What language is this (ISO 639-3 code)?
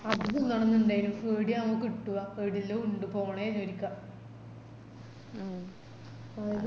mal